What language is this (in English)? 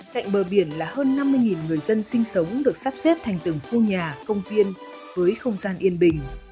Vietnamese